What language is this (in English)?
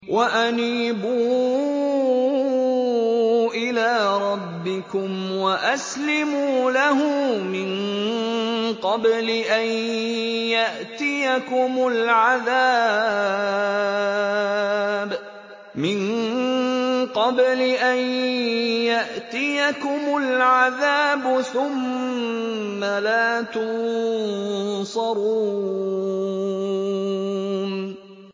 Arabic